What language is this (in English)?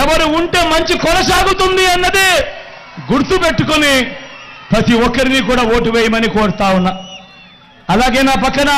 Telugu